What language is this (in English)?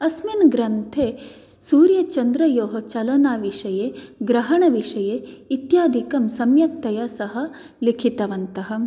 Sanskrit